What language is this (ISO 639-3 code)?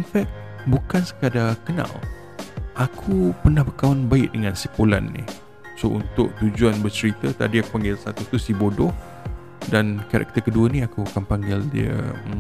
msa